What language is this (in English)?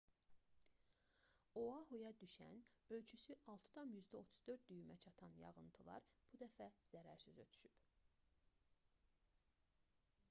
Azerbaijani